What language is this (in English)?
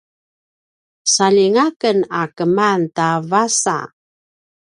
Paiwan